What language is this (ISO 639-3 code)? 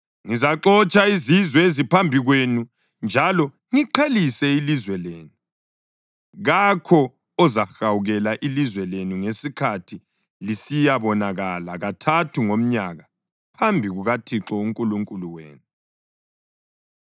nde